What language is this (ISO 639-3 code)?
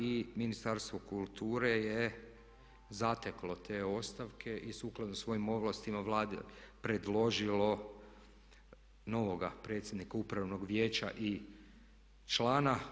hrv